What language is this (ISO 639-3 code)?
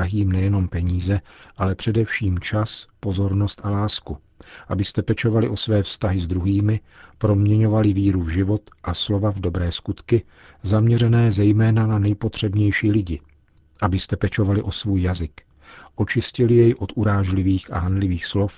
ces